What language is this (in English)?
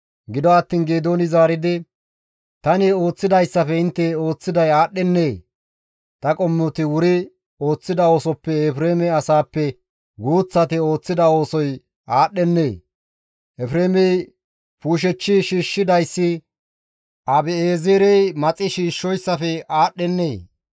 Gamo